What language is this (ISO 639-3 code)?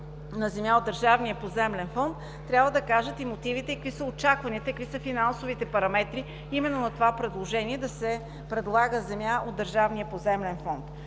bul